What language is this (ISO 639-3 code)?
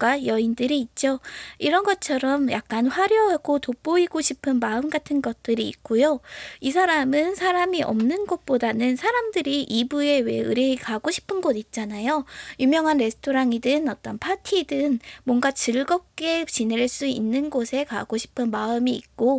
kor